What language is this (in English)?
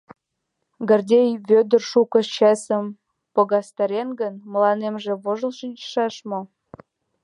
Mari